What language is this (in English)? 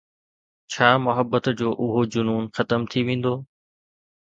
Sindhi